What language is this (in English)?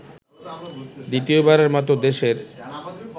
Bangla